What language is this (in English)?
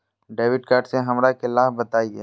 Magahi